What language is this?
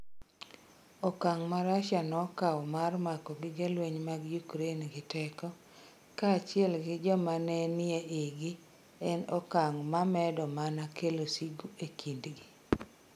Luo (Kenya and Tanzania)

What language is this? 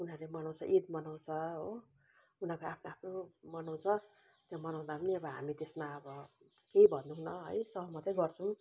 Nepali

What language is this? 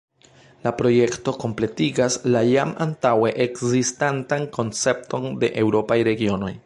Esperanto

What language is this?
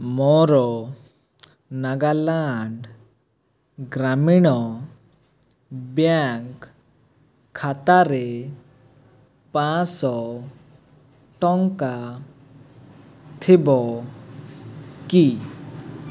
Odia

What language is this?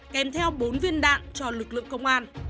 Vietnamese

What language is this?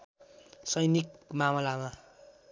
Nepali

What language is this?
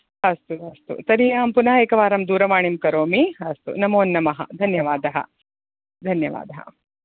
Sanskrit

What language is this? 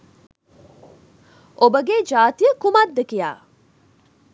Sinhala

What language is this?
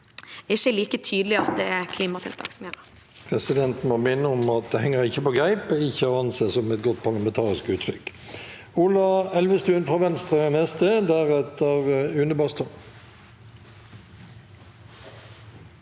Norwegian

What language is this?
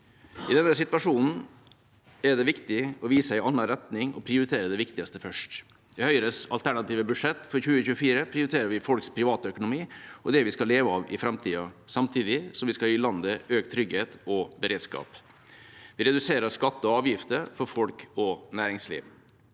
Norwegian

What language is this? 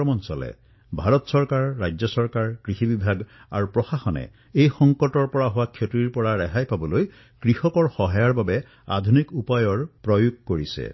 Assamese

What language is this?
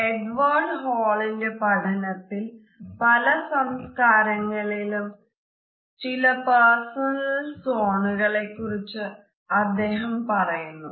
Malayalam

